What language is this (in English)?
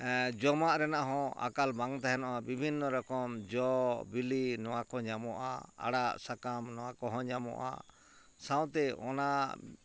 Santali